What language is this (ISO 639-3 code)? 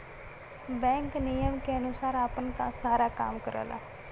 bho